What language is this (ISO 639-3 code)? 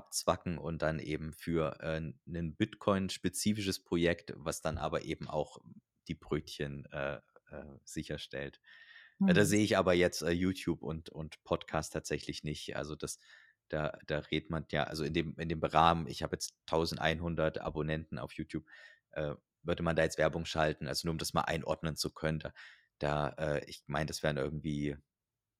deu